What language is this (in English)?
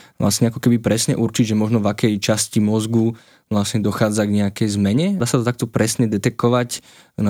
Slovak